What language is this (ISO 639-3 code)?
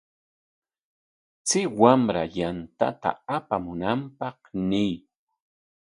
qwa